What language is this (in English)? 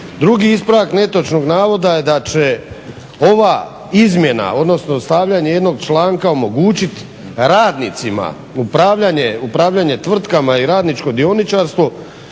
Croatian